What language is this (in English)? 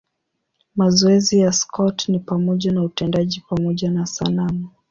Swahili